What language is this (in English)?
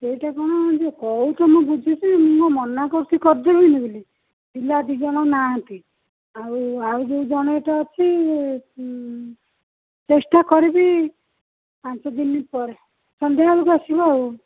Odia